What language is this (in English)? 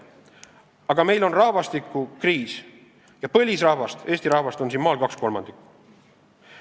Estonian